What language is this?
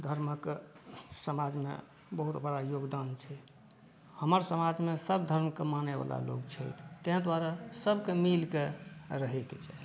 Maithili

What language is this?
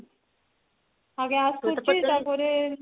Odia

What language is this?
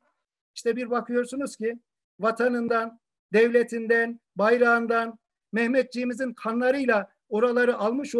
Turkish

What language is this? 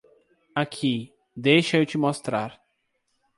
Portuguese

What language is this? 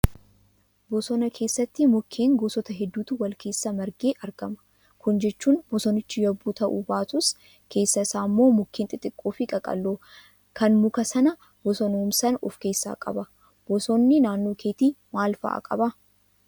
Oromo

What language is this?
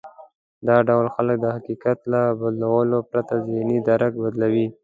Pashto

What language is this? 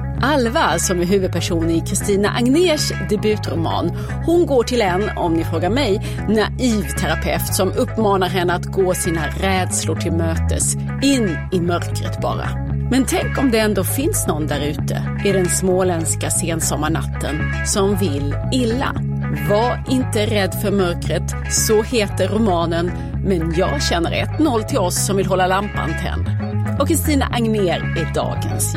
Swedish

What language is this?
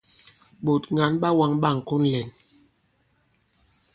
Bankon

